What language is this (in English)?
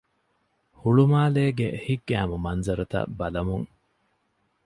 Divehi